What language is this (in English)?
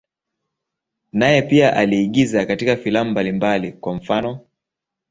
Swahili